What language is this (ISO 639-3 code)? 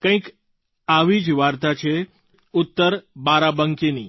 guj